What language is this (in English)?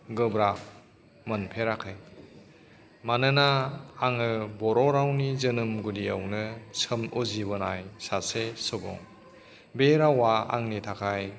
Bodo